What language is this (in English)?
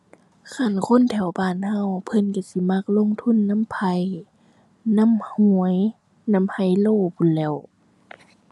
Thai